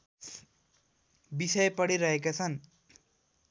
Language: Nepali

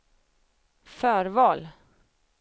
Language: Swedish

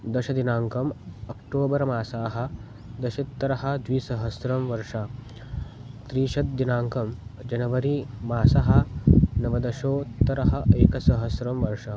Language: Sanskrit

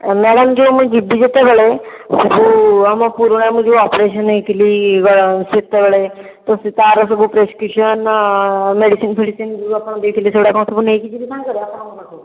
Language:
Odia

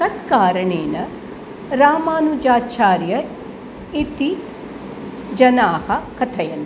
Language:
Sanskrit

